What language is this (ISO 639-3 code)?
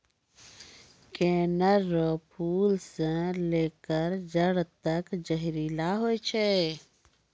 mai